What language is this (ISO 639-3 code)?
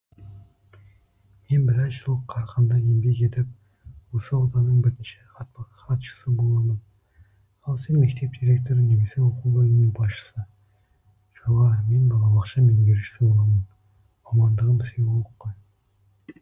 kaz